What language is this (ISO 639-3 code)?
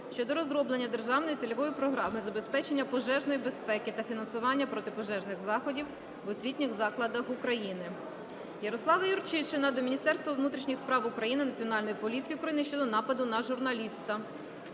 ukr